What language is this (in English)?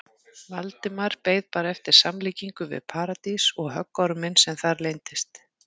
Icelandic